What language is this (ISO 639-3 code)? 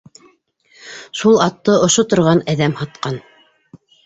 bak